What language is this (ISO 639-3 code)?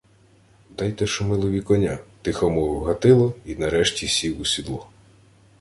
ukr